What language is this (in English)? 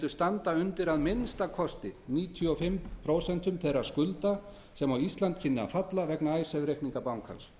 Icelandic